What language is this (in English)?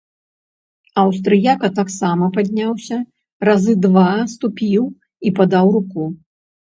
Belarusian